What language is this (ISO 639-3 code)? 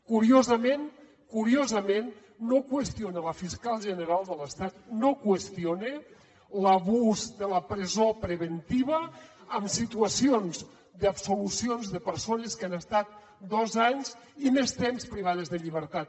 cat